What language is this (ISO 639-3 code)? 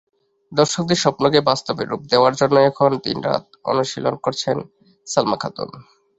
ben